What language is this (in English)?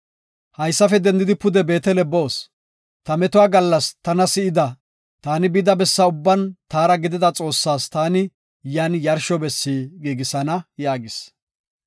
Gofa